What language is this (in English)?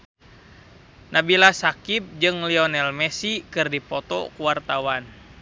Sundanese